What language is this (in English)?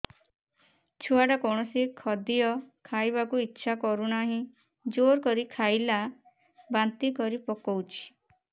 Odia